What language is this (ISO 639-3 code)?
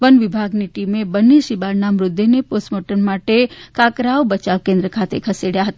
guj